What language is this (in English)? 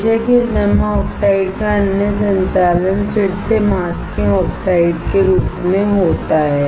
Hindi